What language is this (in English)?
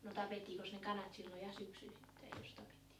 Finnish